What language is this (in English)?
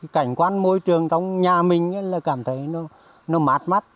Vietnamese